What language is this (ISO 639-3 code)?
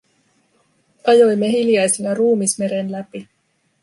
fin